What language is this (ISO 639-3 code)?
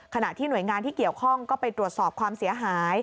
tha